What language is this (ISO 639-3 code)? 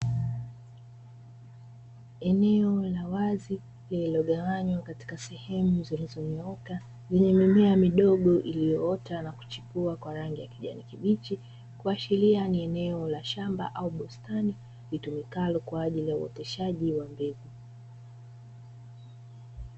swa